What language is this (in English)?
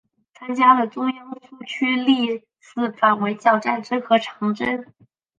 Chinese